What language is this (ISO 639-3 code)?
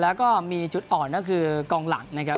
tha